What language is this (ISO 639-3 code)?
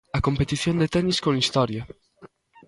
glg